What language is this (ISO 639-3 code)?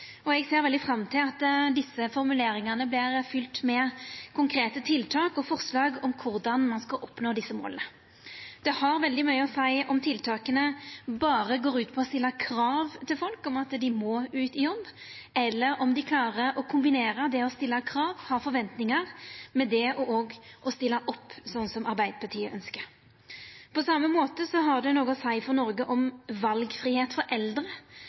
nno